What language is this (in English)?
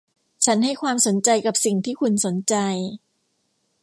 Thai